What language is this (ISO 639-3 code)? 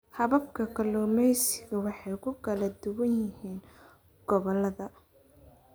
som